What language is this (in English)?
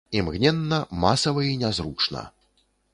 Belarusian